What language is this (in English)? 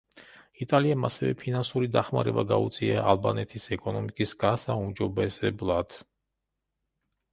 Georgian